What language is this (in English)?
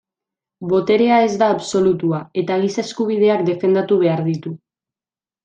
Basque